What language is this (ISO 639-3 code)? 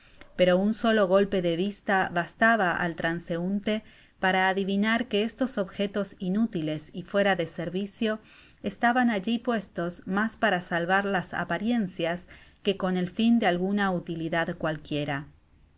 spa